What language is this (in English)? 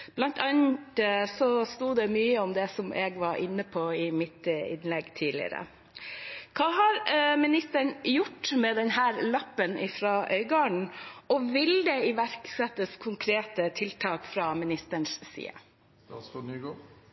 Norwegian Bokmål